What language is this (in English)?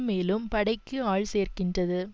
Tamil